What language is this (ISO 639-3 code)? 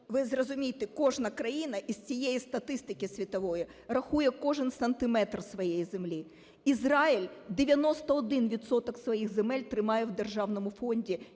ukr